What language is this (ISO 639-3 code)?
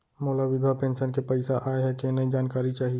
hne